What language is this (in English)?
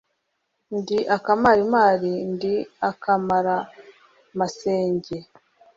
Kinyarwanda